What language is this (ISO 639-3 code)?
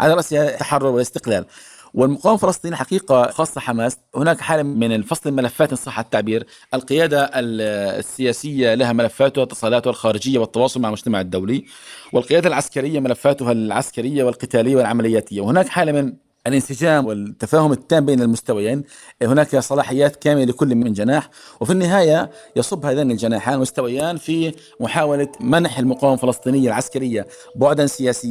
ara